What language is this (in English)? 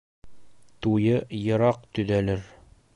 Bashkir